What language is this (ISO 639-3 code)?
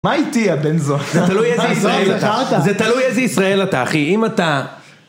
heb